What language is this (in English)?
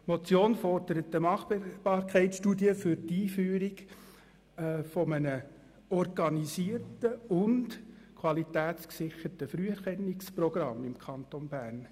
Swiss German